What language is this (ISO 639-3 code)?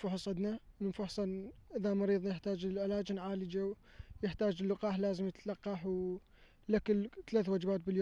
ara